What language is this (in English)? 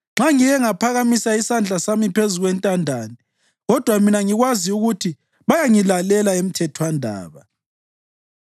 North Ndebele